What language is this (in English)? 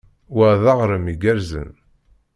Kabyle